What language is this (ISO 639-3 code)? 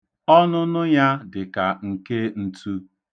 ibo